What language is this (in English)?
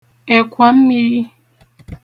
Igbo